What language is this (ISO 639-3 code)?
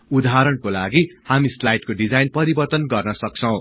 nep